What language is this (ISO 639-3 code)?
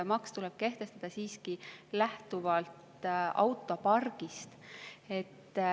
est